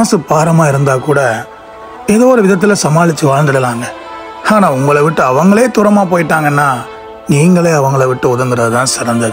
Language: Romanian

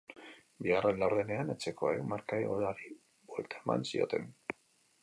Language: Basque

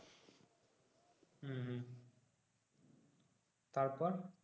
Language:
Bangla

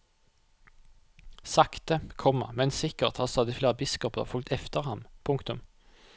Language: Norwegian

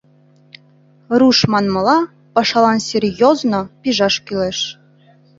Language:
Mari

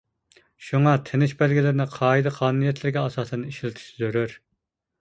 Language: Uyghur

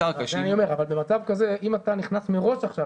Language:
Hebrew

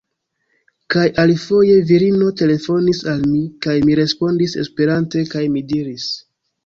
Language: Esperanto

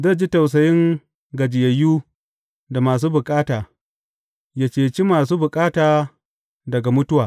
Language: Hausa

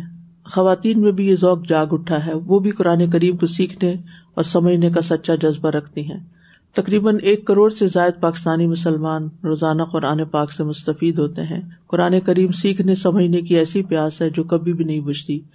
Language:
Urdu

